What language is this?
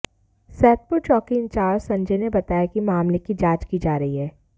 Hindi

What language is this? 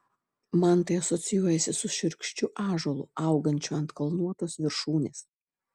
Lithuanian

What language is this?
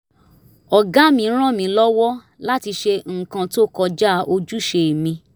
Yoruba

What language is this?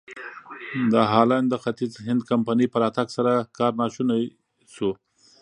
Pashto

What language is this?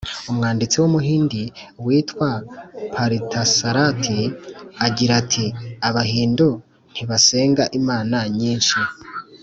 Kinyarwanda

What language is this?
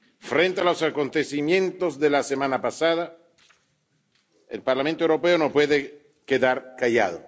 Spanish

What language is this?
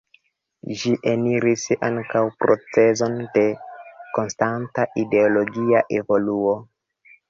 Esperanto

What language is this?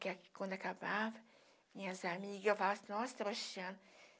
Portuguese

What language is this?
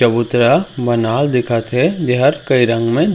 Chhattisgarhi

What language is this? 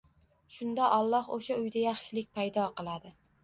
Uzbek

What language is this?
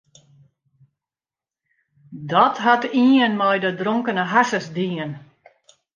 Western Frisian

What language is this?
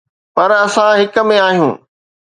Sindhi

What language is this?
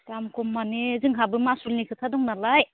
Bodo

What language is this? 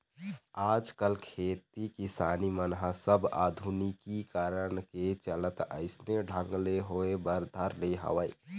Chhattisgarhi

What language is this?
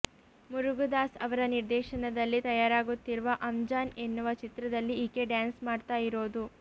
Kannada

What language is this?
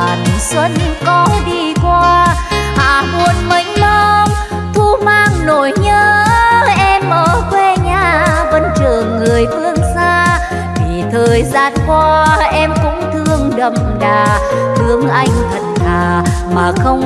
Vietnamese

